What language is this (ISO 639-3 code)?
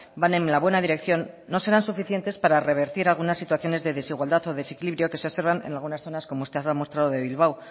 spa